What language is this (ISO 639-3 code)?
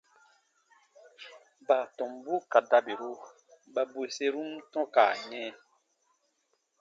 bba